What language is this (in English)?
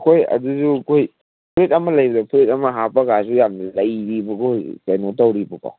Manipuri